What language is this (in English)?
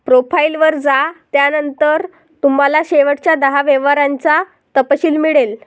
Marathi